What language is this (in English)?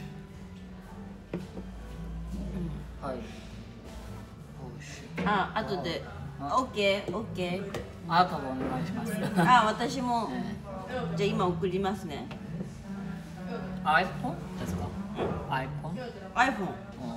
Japanese